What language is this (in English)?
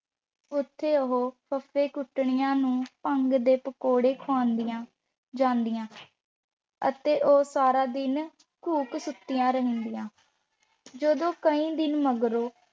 Punjabi